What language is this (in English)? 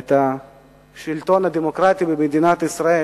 Hebrew